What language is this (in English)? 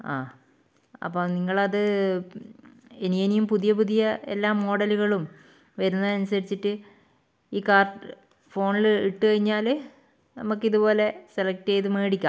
Malayalam